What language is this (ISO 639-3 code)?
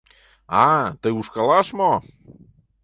chm